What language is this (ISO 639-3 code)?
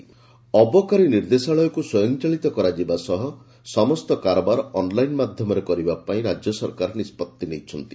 ori